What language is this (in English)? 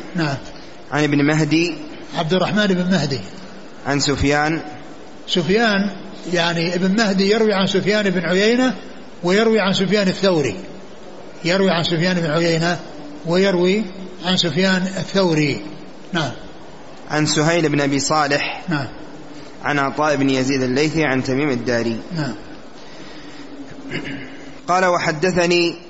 Arabic